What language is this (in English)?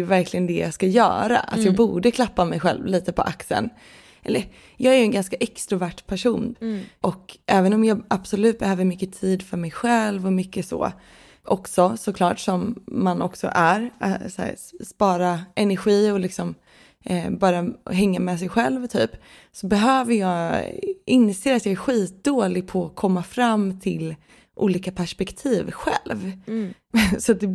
Swedish